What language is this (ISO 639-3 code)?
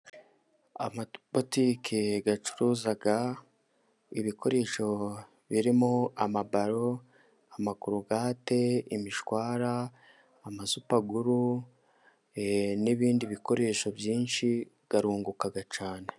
kin